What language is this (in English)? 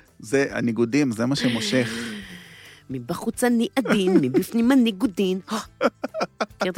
Hebrew